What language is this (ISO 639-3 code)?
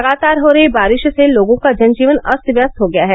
hin